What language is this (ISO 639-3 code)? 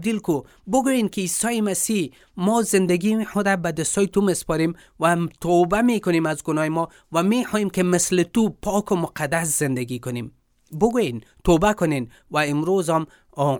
fas